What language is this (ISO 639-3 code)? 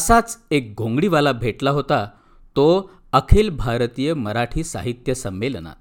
mar